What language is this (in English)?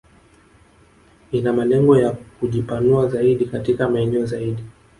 Swahili